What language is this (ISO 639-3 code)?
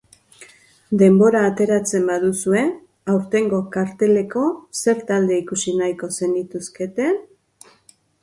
eus